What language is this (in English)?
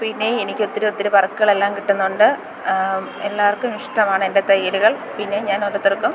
Malayalam